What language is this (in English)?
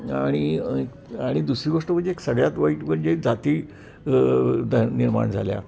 Marathi